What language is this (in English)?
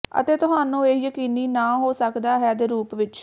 Punjabi